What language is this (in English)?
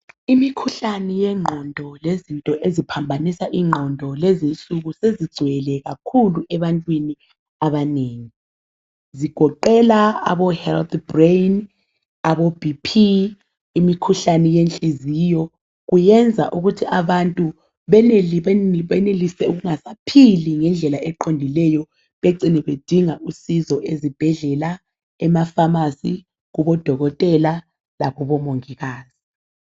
North Ndebele